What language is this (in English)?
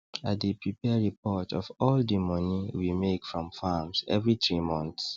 Nigerian Pidgin